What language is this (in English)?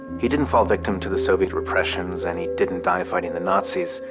English